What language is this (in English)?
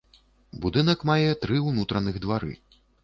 Belarusian